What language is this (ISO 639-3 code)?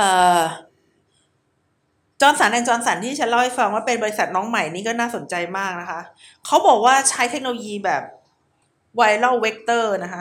tha